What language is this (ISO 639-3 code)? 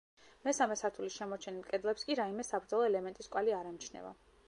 kat